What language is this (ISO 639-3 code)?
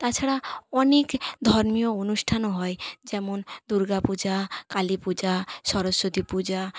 ben